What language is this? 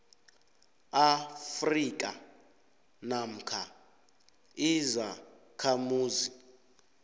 South Ndebele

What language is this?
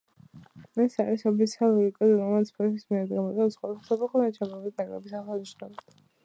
Georgian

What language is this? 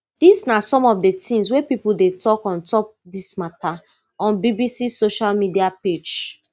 Nigerian Pidgin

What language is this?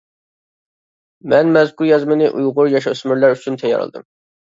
Uyghur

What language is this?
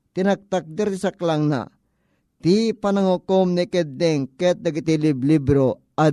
Filipino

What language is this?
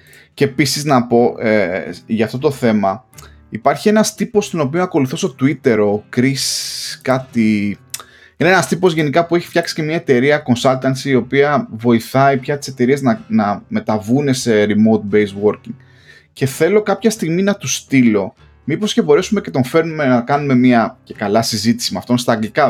Greek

